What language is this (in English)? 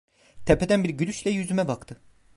Turkish